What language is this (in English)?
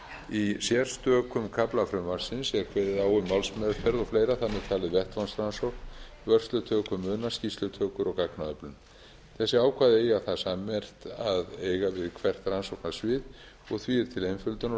Icelandic